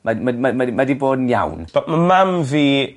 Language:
Welsh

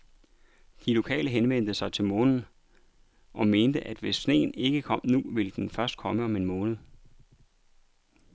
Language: Danish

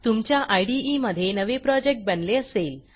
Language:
Marathi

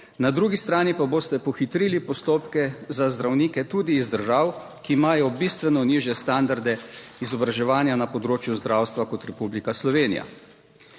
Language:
Slovenian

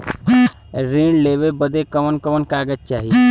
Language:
Bhojpuri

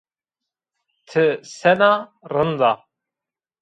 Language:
Zaza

